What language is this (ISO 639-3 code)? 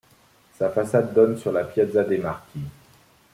fra